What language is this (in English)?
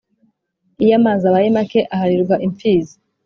Kinyarwanda